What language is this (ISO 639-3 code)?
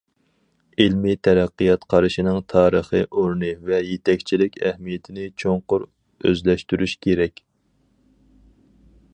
uig